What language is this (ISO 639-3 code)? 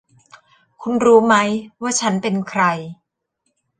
tha